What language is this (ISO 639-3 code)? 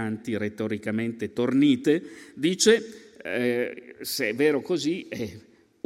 ita